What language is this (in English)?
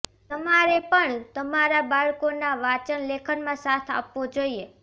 Gujarati